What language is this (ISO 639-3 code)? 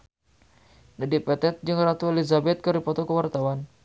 sun